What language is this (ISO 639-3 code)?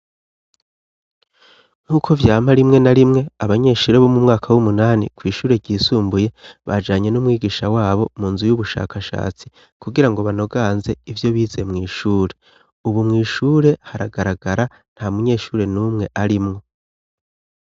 run